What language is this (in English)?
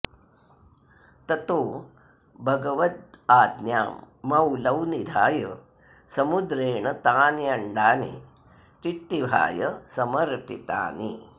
Sanskrit